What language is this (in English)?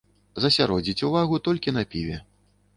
Belarusian